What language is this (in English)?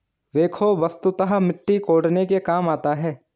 Hindi